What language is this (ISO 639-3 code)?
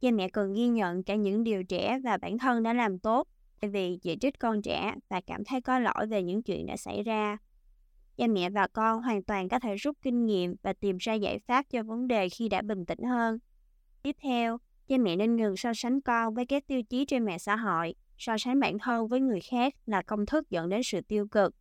vie